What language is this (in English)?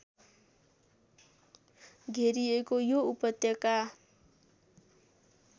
Nepali